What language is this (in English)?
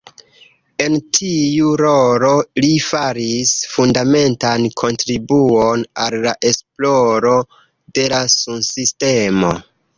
Esperanto